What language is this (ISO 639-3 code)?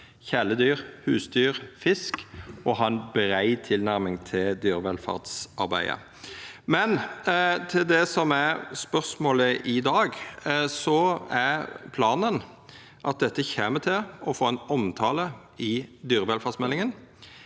nor